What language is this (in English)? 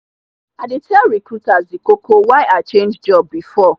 Nigerian Pidgin